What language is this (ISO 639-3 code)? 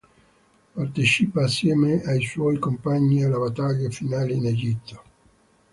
ita